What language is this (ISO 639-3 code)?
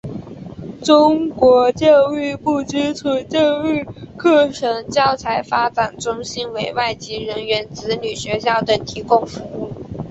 zho